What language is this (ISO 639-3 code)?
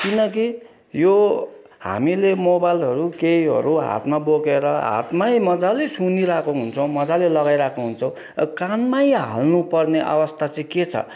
nep